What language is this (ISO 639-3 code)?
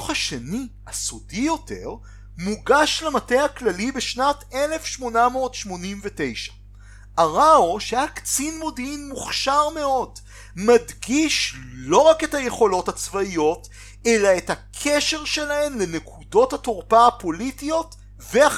heb